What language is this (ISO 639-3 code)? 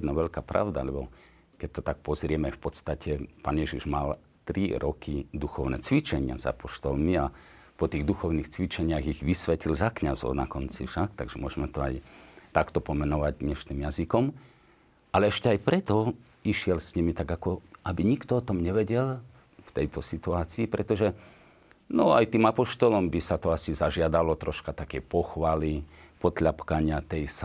slk